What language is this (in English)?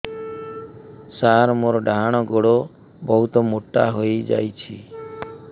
Odia